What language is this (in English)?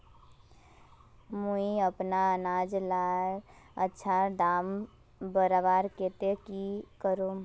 Magahi